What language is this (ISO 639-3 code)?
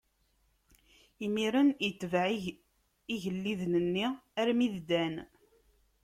kab